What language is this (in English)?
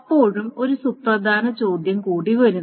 Malayalam